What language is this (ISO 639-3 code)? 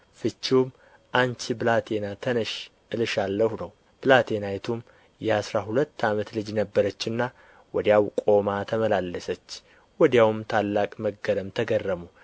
amh